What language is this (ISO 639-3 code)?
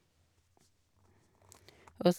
nor